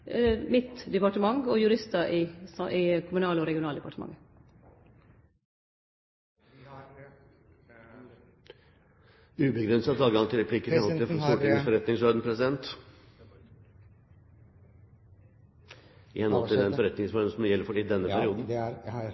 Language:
Norwegian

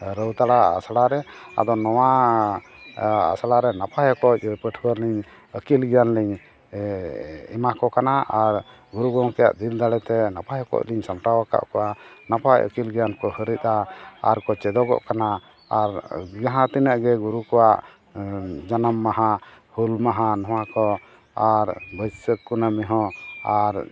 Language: Santali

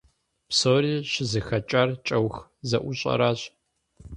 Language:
Kabardian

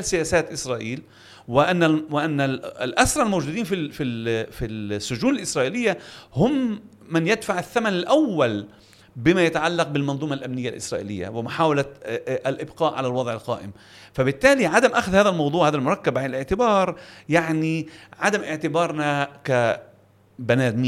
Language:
Arabic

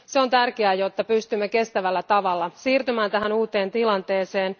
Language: Finnish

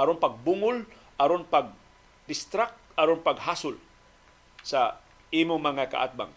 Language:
Filipino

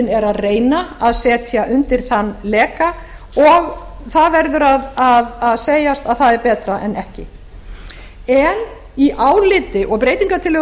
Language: Icelandic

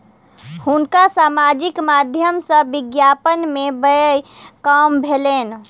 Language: Maithili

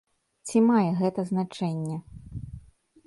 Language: Belarusian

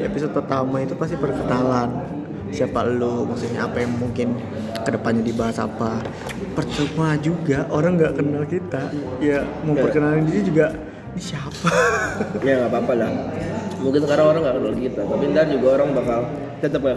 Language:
Indonesian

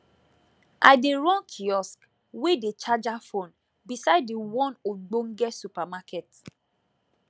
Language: Nigerian Pidgin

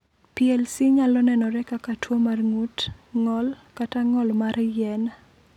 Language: Luo (Kenya and Tanzania)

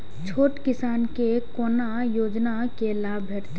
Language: Maithili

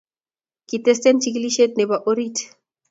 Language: Kalenjin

